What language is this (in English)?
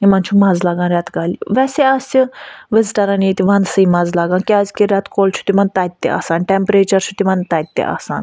Kashmiri